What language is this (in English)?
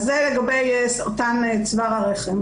Hebrew